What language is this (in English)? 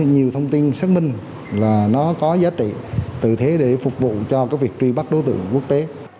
Vietnamese